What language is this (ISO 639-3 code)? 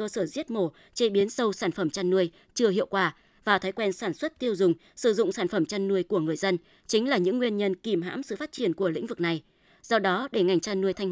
vie